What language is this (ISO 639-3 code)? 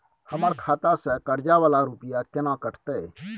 mai